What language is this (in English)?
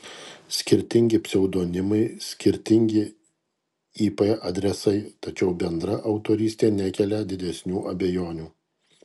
Lithuanian